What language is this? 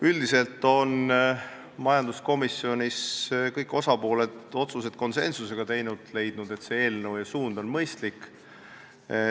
Estonian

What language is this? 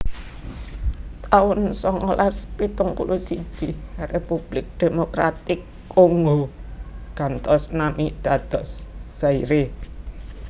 Javanese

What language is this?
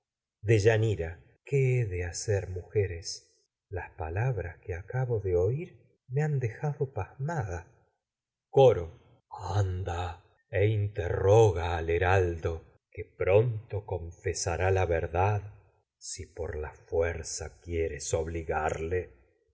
Spanish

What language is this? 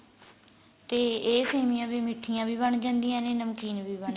Punjabi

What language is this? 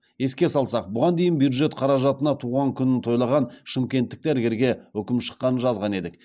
Kazakh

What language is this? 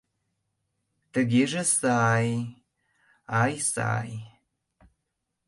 Mari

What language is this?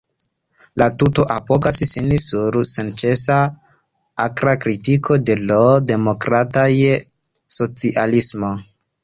Esperanto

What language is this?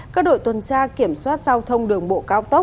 Vietnamese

